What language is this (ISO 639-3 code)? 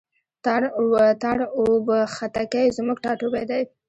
pus